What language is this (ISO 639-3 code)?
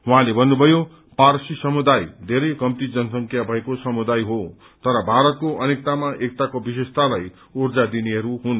nep